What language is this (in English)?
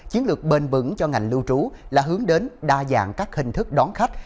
Vietnamese